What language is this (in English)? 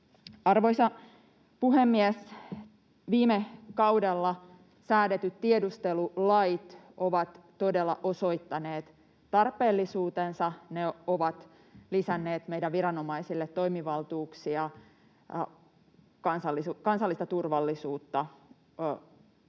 Finnish